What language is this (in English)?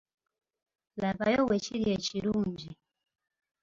Ganda